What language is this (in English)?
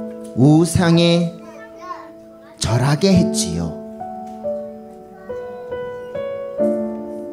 Korean